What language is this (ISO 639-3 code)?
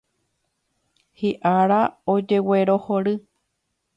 grn